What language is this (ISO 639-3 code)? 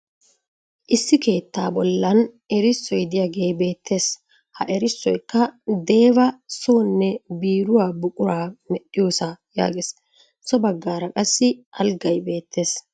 wal